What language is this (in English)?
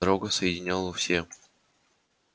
Russian